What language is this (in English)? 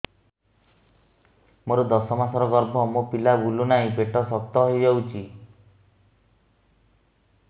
Odia